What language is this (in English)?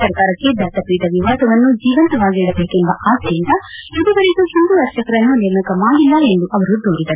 Kannada